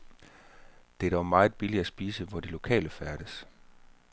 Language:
Danish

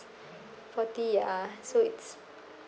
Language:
English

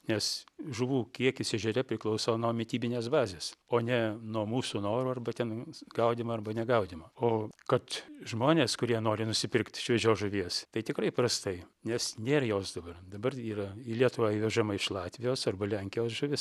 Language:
Lithuanian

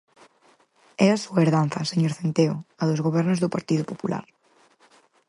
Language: Galician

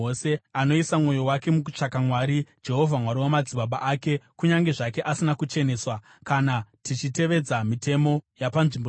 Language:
Shona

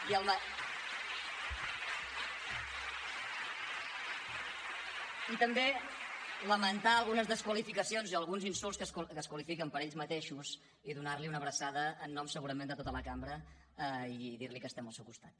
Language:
Catalan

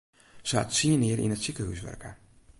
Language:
Western Frisian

